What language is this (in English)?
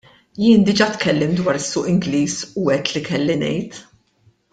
Maltese